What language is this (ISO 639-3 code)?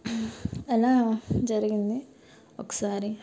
tel